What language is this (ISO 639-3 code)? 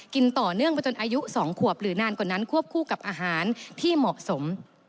tha